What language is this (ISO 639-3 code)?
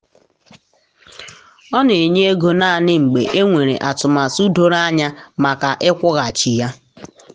ibo